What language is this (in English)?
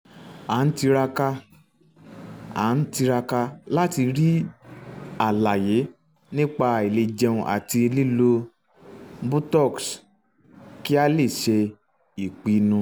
Yoruba